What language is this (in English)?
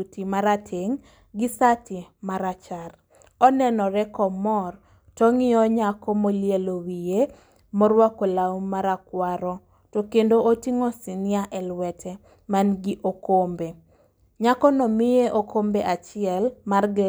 Luo (Kenya and Tanzania)